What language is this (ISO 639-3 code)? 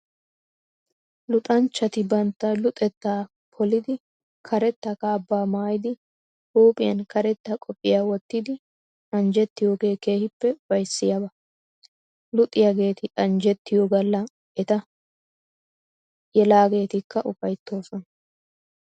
wal